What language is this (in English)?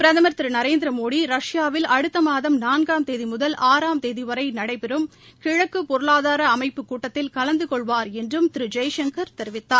Tamil